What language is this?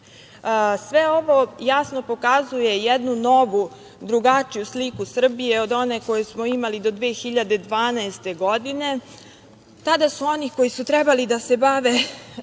Serbian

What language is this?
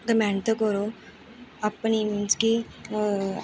Dogri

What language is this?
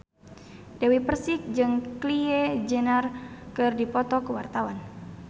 Sundanese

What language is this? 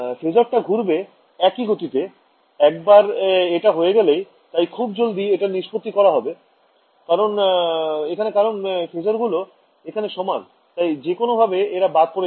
Bangla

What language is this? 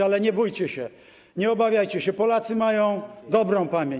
Polish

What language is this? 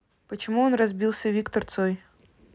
Russian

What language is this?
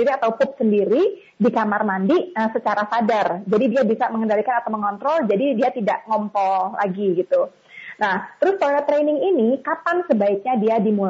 Indonesian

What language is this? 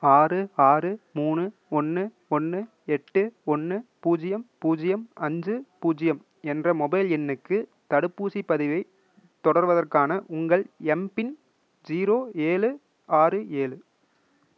Tamil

